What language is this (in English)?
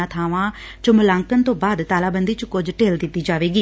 Punjabi